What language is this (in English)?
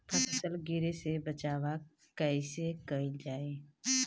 Bhojpuri